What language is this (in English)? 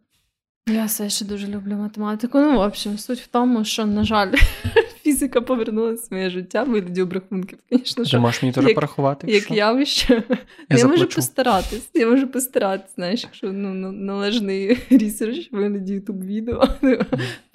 Ukrainian